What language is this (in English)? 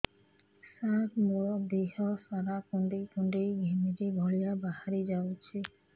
Odia